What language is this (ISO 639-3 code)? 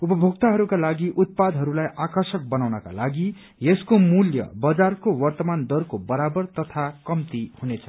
nep